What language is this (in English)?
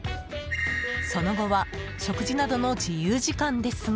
Japanese